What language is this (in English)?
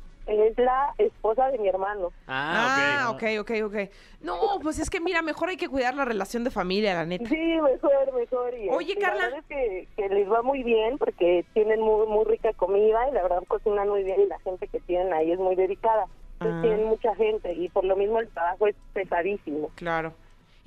Spanish